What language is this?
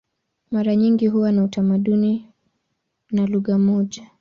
Swahili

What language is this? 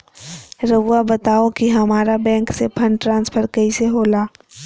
Magahi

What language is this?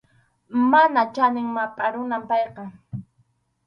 Arequipa-La Unión Quechua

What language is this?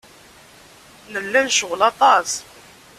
Kabyle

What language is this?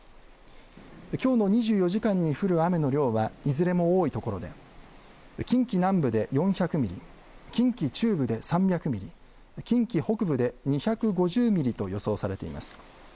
Japanese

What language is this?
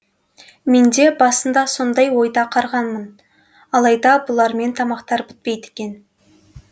Kazakh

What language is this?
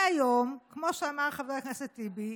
Hebrew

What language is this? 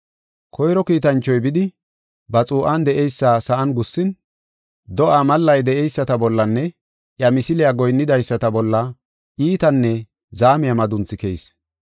Gofa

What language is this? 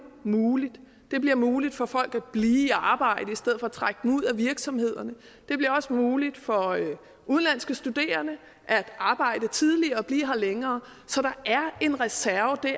Danish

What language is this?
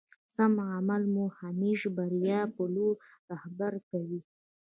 Pashto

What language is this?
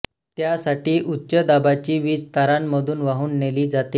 Marathi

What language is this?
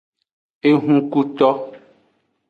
Aja (Benin)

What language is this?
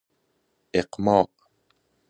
Persian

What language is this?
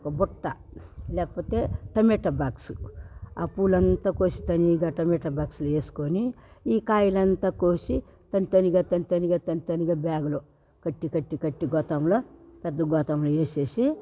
Telugu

